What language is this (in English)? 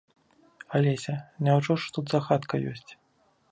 Belarusian